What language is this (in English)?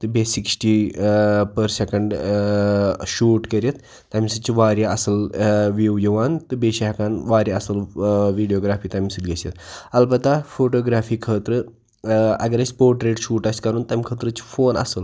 Kashmiri